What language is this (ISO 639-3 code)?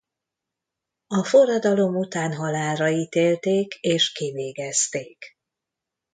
hun